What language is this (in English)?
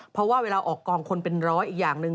Thai